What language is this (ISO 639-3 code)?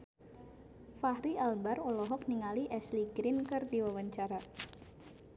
sun